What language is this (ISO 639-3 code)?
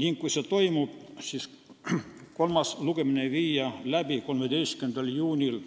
est